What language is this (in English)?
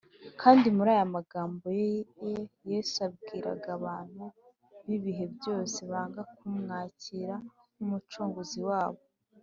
Kinyarwanda